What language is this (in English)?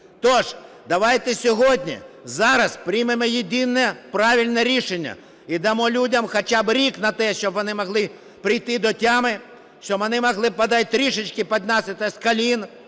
Ukrainian